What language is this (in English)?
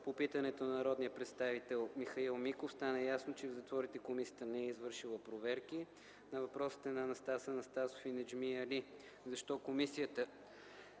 Bulgarian